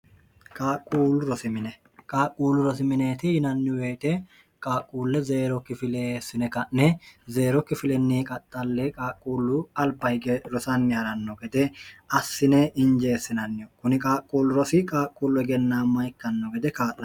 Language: Sidamo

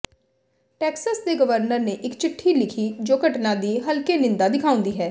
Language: Punjabi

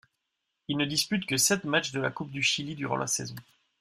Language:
French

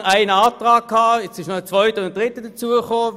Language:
Swiss German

